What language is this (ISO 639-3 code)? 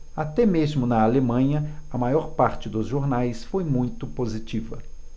por